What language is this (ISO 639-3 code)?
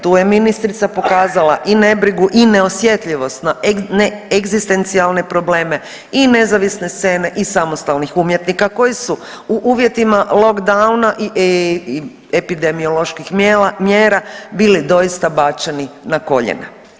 hrv